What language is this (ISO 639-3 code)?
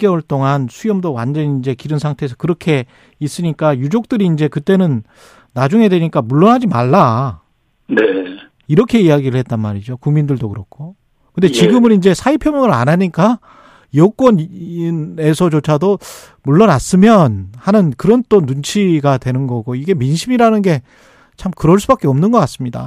kor